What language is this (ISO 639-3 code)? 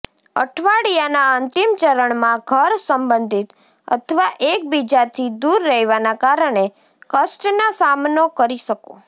guj